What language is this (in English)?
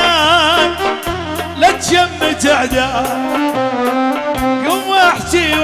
Arabic